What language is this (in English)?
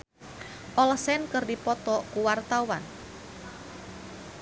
Sundanese